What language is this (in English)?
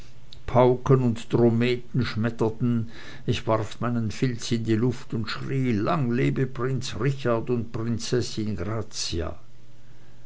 German